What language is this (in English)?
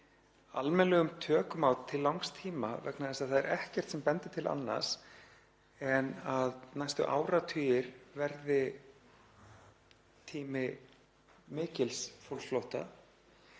Icelandic